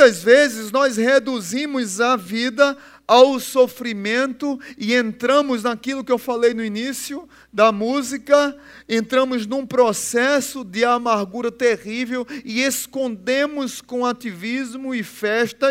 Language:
Portuguese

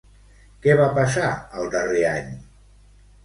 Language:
Catalan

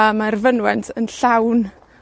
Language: Welsh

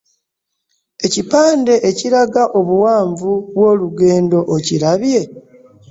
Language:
Ganda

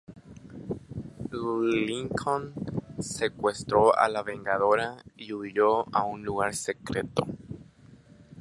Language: Spanish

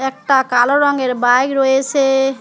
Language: Bangla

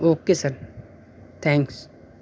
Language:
Urdu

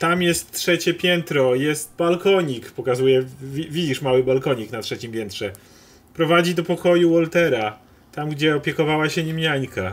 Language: Polish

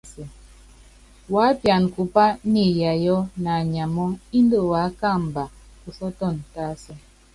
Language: Yangben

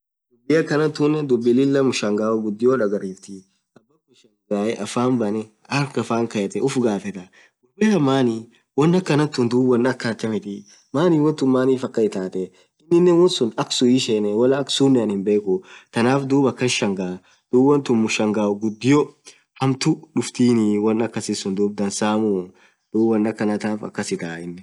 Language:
Orma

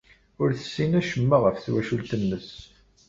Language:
Kabyle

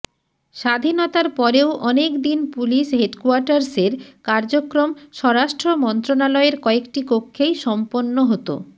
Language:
Bangla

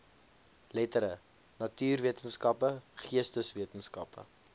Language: Afrikaans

